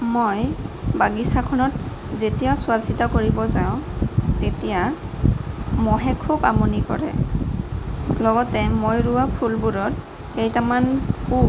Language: Assamese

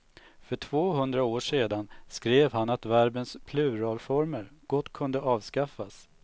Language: Swedish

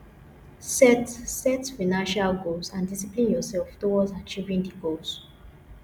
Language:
Nigerian Pidgin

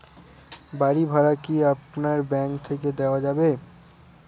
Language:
Bangla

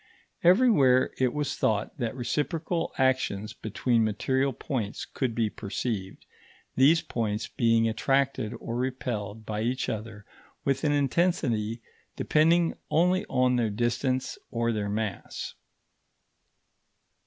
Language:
English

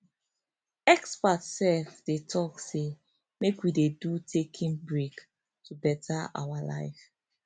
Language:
Nigerian Pidgin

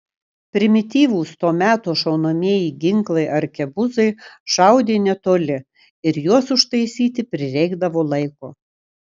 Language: Lithuanian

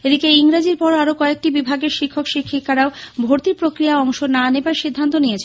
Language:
Bangla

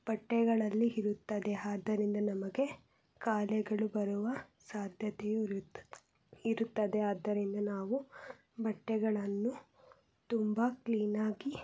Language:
Kannada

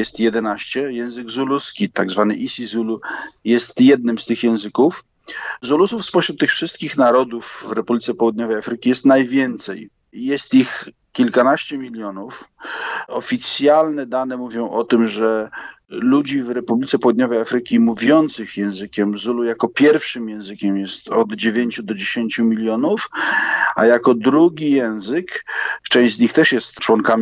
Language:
Polish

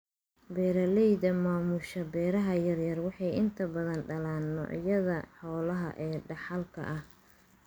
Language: Somali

